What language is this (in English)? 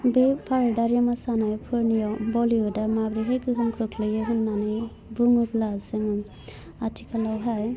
Bodo